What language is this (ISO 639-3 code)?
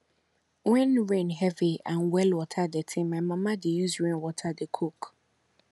pcm